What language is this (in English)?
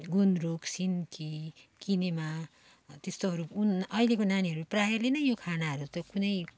Nepali